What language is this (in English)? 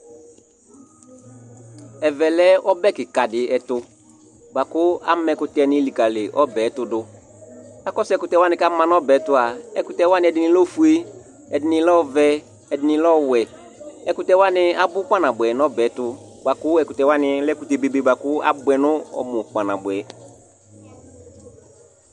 Ikposo